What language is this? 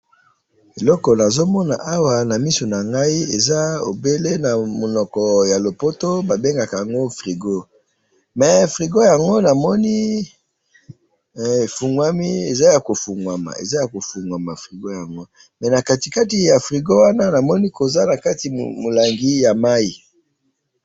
Lingala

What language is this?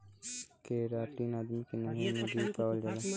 Bhojpuri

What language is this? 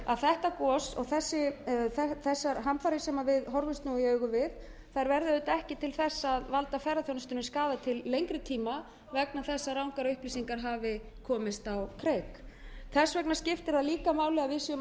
Icelandic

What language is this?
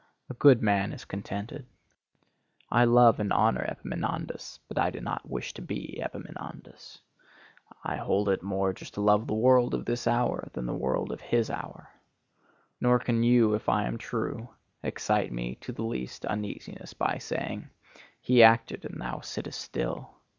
English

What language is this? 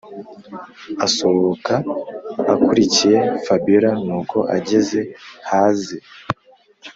Kinyarwanda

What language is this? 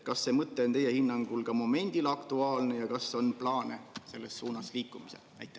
Estonian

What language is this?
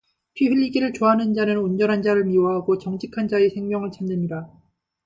Korean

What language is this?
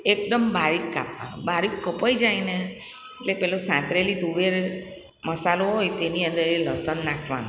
Gujarati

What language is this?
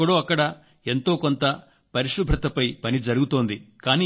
Telugu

